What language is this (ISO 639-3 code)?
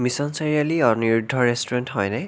asm